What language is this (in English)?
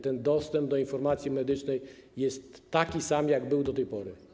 Polish